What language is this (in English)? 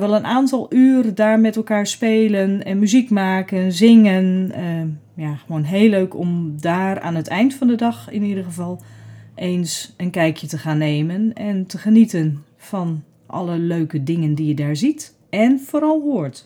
Dutch